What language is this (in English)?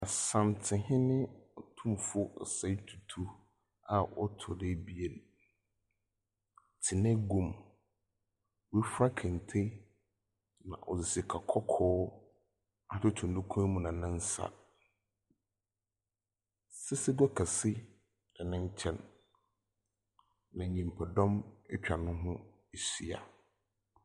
Akan